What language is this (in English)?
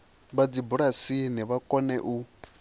Venda